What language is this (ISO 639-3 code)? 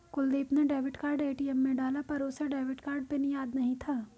hin